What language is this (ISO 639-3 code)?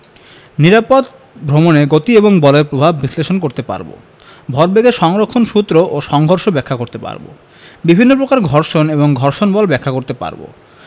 ben